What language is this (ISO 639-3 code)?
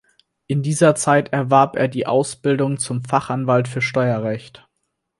deu